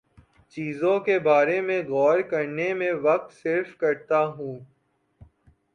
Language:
Urdu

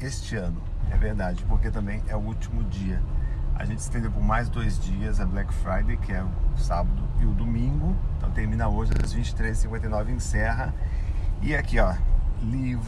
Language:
Portuguese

